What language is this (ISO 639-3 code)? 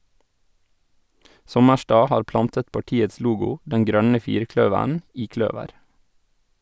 nor